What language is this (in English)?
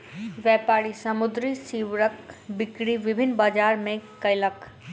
Maithili